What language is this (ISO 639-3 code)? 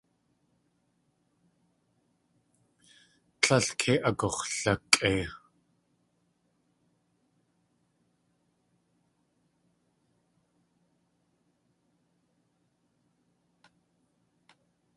tli